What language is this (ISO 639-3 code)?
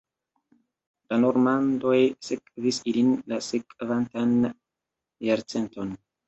epo